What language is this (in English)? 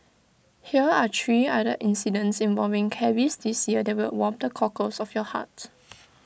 English